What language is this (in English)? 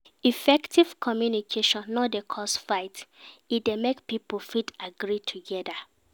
Nigerian Pidgin